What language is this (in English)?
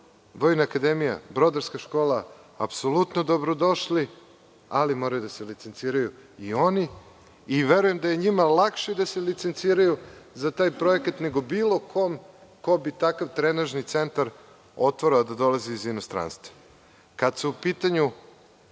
Serbian